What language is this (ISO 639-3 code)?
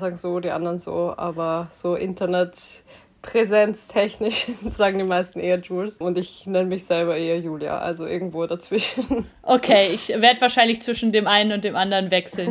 deu